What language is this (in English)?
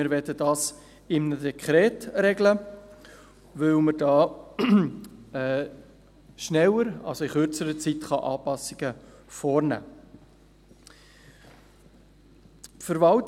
Swiss German